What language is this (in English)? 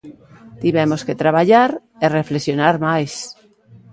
Galician